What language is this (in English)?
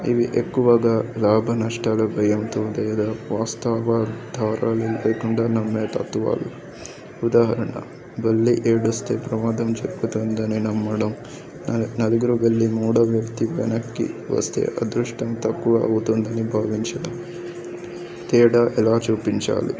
Telugu